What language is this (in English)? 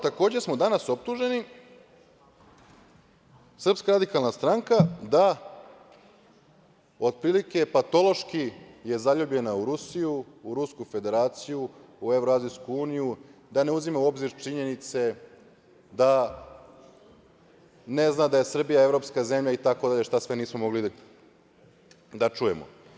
Serbian